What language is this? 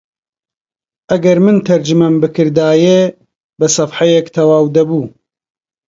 Central Kurdish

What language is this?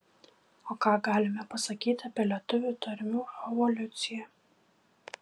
Lithuanian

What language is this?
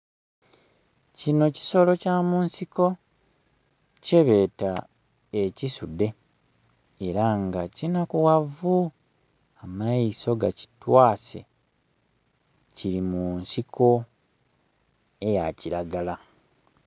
Soga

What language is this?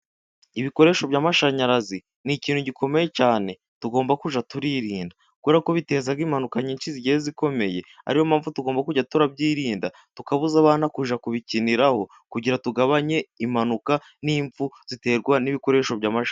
Kinyarwanda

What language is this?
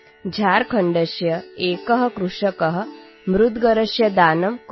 Odia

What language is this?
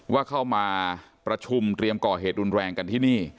Thai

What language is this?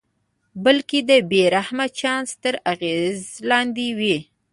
Pashto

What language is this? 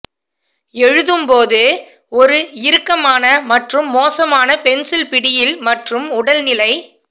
Tamil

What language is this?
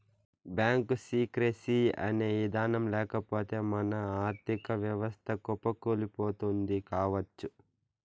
Telugu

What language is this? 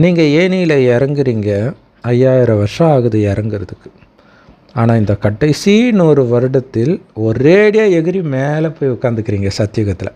Tamil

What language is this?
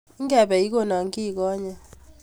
Kalenjin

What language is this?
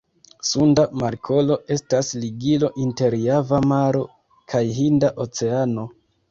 Esperanto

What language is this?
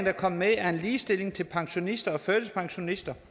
Danish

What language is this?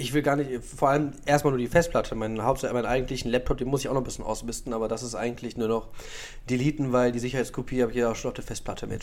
German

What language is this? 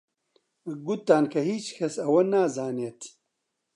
Central Kurdish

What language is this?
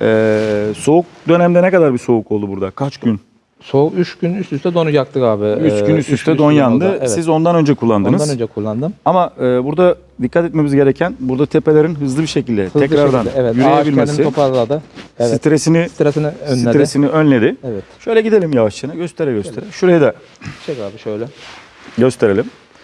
Turkish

